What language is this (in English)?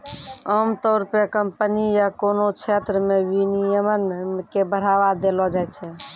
Maithili